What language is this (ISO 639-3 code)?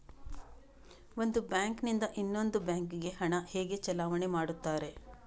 kan